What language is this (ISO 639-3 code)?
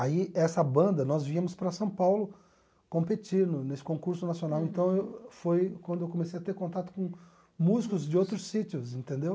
por